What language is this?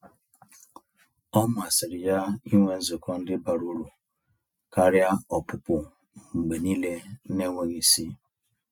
Igbo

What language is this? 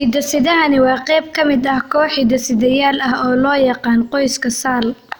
Somali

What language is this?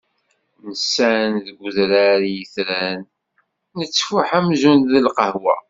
Kabyle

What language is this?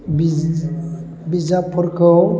Bodo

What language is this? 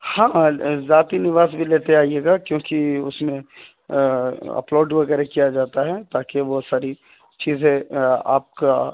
Urdu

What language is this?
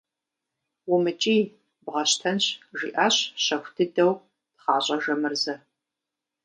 Kabardian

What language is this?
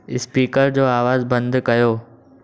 Sindhi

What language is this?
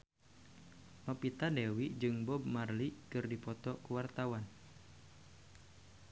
Sundanese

